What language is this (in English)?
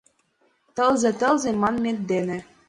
Mari